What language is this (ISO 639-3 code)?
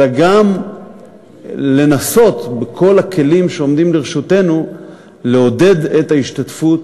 heb